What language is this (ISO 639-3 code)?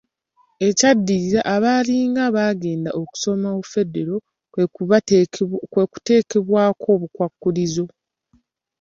lug